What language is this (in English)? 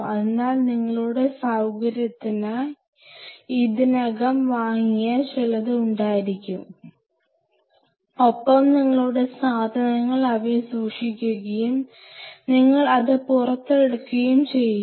Malayalam